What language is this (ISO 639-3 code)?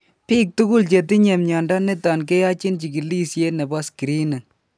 kln